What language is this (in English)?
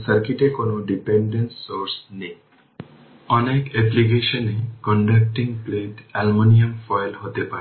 Bangla